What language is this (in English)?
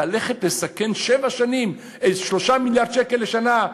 Hebrew